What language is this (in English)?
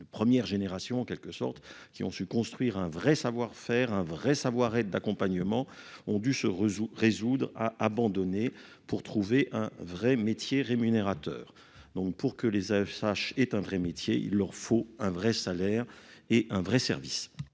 French